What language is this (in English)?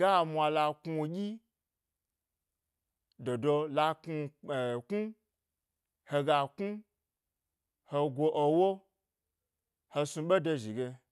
Gbari